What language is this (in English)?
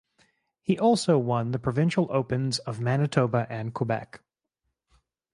English